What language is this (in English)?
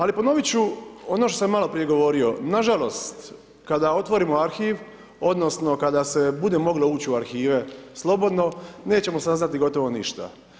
Croatian